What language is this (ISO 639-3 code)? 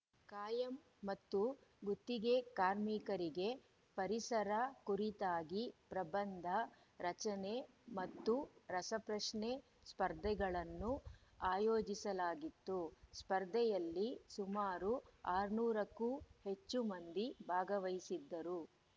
kan